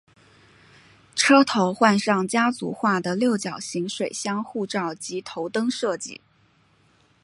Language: Chinese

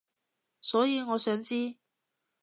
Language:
Cantonese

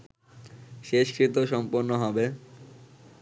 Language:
Bangla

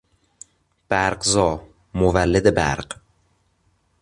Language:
Persian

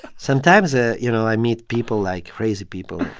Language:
English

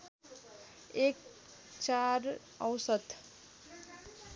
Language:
Nepali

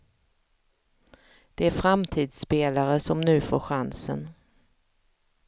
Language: Swedish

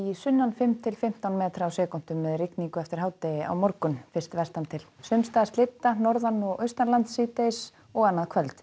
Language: Icelandic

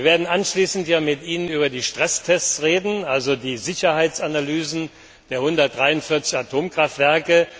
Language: German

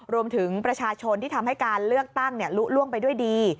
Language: Thai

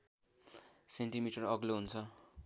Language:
Nepali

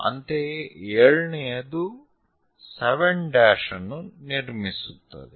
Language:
Kannada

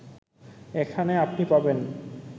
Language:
Bangla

